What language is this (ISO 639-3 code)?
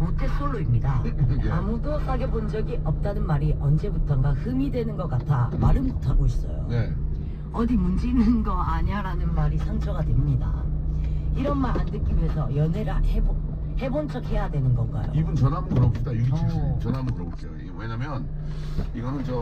kor